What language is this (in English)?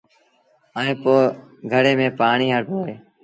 Sindhi Bhil